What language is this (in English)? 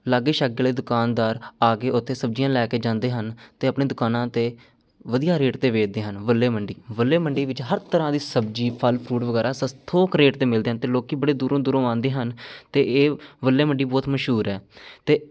Punjabi